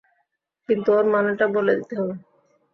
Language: Bangla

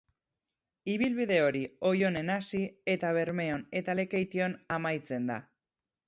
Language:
Basque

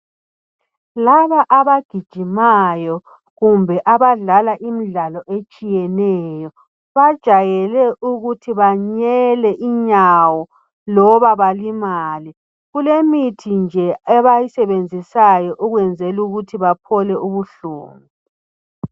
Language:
North Ndebele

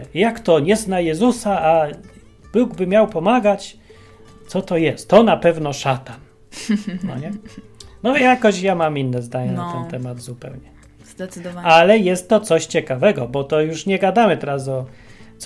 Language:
Polish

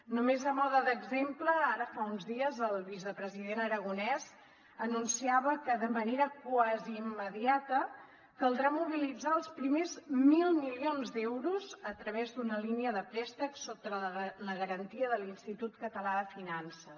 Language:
Catalan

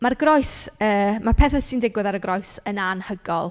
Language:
Welsh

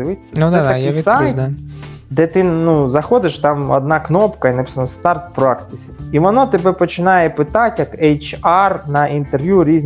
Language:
Ukrainian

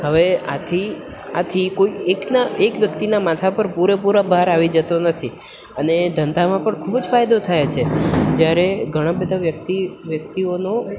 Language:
Gujarati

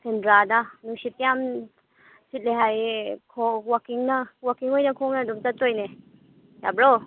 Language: Manipuri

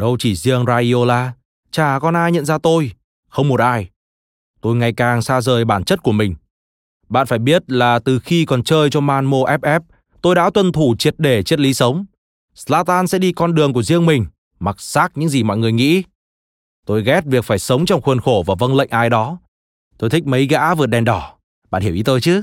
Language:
Vietnamese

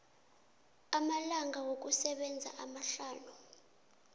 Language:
South Ndebele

